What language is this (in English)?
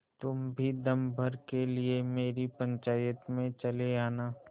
Hindi